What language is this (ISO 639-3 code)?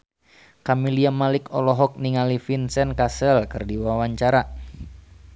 sun